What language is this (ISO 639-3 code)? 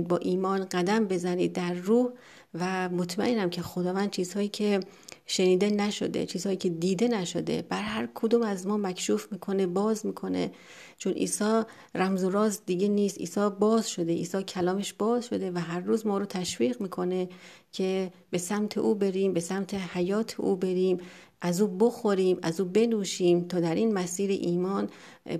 fas